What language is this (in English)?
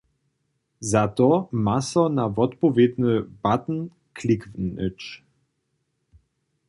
Upper Sorbian